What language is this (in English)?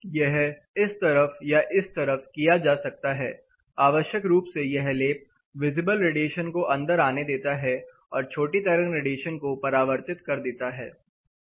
Hindi